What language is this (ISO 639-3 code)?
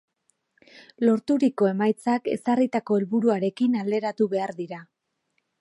eus